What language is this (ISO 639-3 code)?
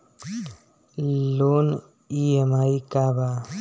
bho